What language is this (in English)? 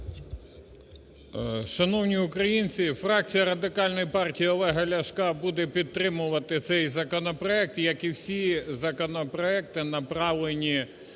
Ukrainian